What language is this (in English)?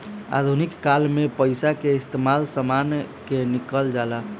Bhojpuri